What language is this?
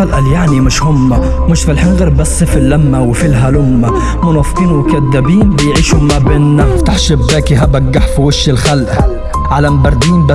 Arabic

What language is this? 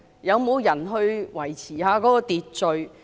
Cantonese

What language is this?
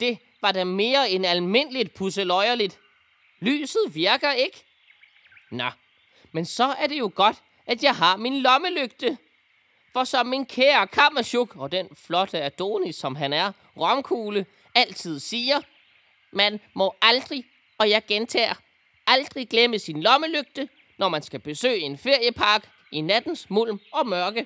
Danish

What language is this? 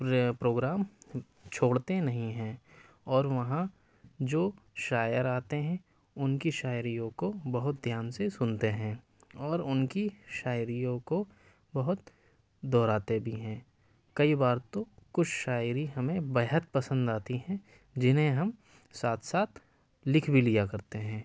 Urdu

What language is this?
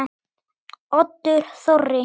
Icelandic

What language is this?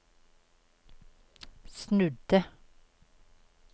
Norwegian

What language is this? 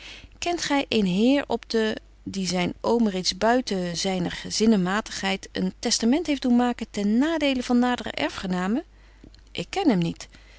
Dutch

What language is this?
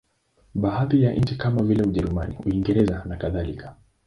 Swahili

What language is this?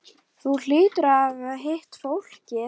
Icelandic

